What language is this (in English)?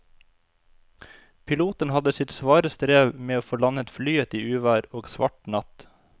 Norwegian